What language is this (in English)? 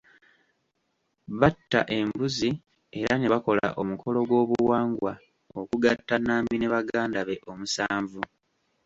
Ganda